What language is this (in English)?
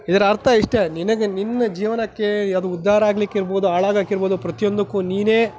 Kannada